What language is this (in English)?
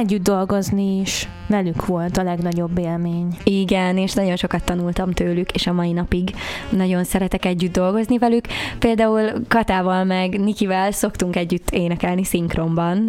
Hungarian